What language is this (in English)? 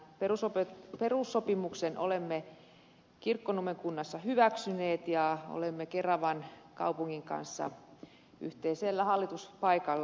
Finnish